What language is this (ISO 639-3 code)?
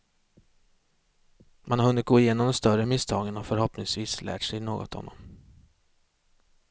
swe